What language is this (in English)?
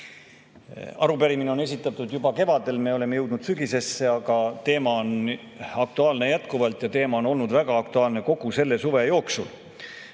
Estonian